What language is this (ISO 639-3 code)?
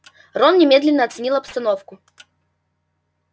rus